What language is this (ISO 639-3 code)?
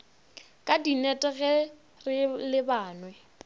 nso